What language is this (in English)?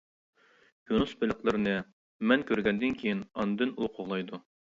Uyghur